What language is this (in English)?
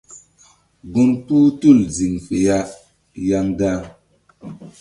Mbum